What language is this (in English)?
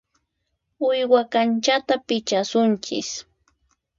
Puno Quechua